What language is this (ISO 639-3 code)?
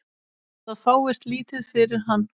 isl